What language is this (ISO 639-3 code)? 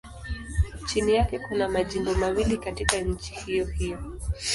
swa